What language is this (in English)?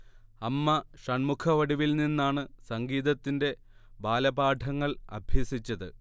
Malayalam